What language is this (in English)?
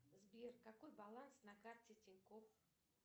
Russian